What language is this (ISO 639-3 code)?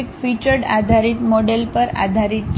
guj